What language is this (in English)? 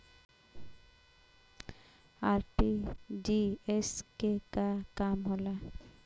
Bhojpuri